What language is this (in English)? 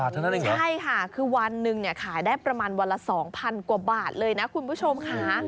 Thai